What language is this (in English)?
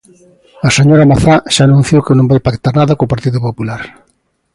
Galician